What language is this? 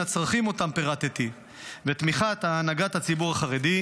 Hebrew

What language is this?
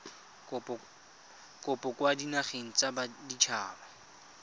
Tswana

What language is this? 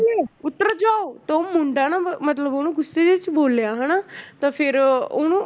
Punjabi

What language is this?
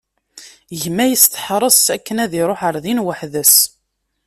Kabyle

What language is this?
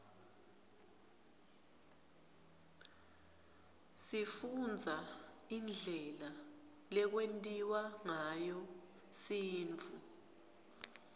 Swati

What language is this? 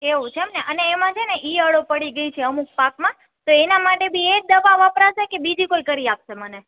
Gujarati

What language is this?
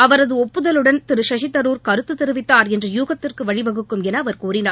Tamil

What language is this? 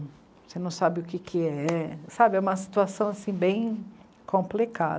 Portuguese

